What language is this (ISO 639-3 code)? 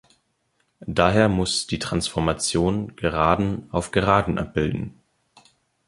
deu